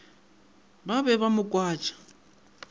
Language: Northern Sotho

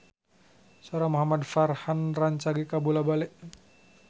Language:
Sundanese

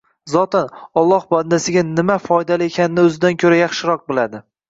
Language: Uzbek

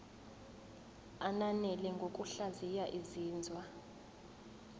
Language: Zulu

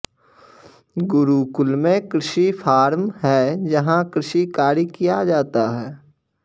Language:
Sanskrit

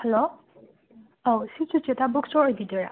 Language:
Manipuri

